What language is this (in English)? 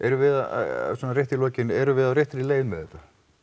Icelandic